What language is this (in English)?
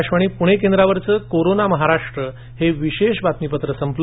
Marathi